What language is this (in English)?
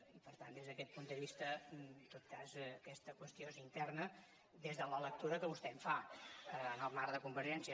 Catalan